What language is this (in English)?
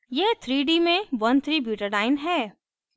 Hindi